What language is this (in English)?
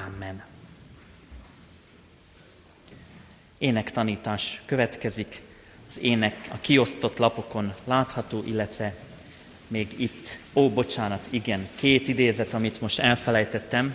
Hungarian